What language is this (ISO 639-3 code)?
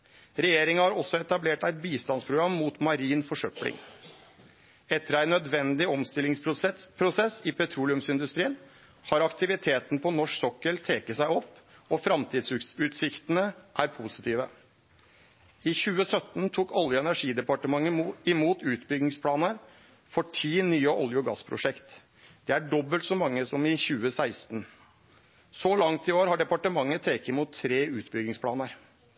nno